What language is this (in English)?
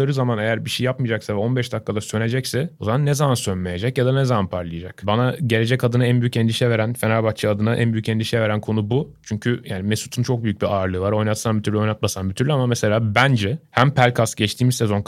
Turkish